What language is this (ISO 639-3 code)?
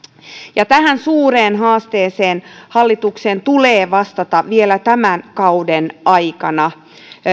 fin